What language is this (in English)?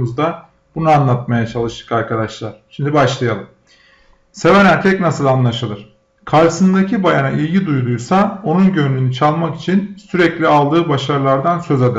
Turkish